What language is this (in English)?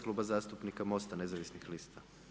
Croatian